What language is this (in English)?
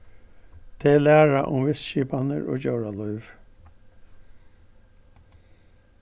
Faroese